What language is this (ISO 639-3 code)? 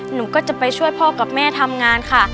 tha